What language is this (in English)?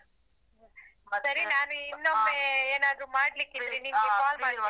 Kannada